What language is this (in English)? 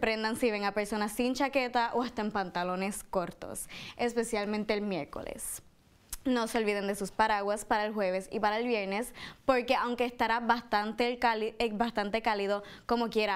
Spanish